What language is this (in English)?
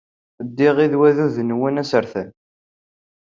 Kabyle